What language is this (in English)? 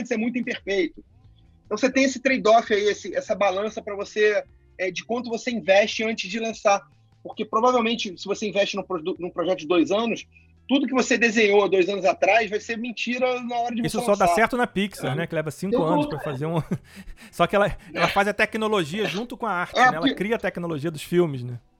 Portuguese